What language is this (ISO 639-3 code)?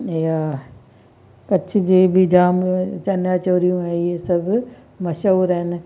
snd